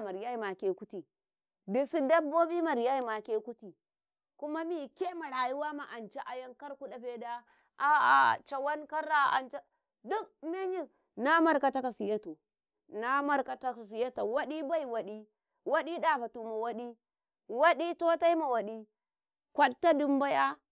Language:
Karekare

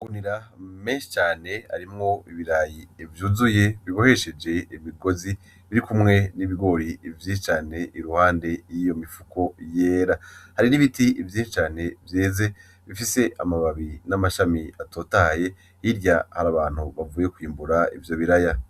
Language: Rundi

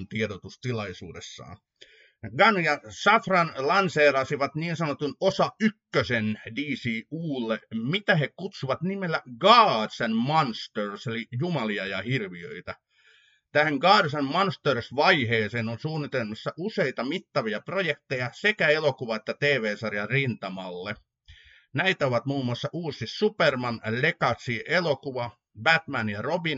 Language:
Finnish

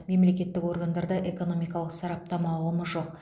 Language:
Kazakh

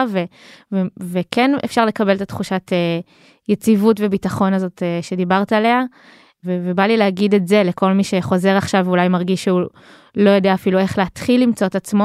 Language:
Hebrew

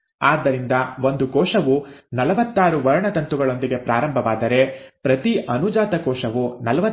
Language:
Kannada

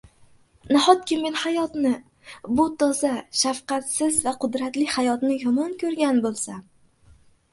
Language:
Uzbek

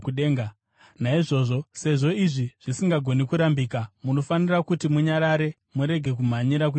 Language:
Shona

